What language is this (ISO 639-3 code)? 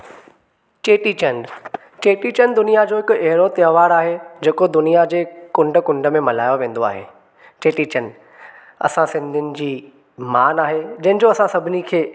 snd